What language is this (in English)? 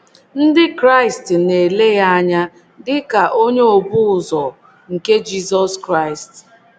Igbo